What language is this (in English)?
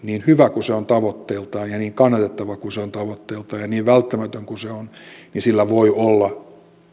Finnish